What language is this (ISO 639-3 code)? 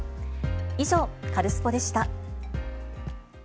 jpn